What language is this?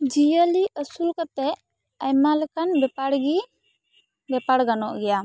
Santali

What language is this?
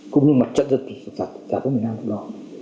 Vietnamese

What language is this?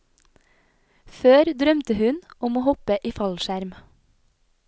Norwegian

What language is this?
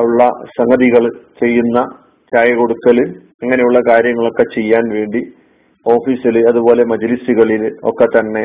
Malayalam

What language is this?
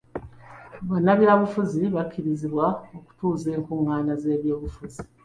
Ganda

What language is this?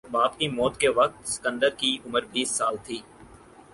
Urdu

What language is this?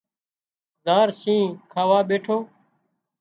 Wadiyara Koli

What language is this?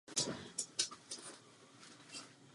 Czech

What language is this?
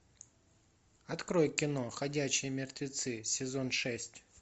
Russian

